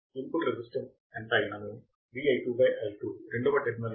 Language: Telugu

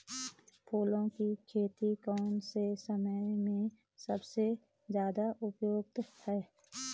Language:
Hindi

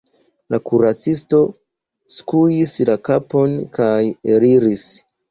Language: Esperanto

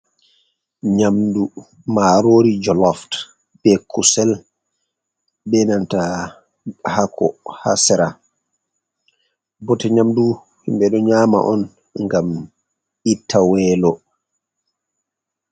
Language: Fula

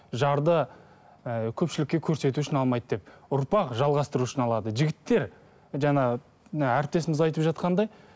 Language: Kazakh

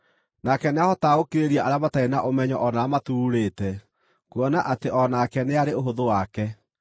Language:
Kikuyu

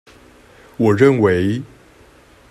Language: Chinese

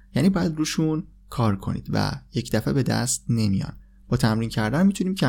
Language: Persian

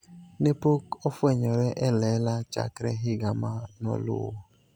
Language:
Luo (Kenya and Tanzania)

